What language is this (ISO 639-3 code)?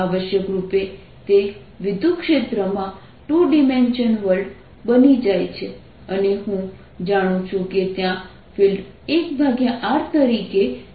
guj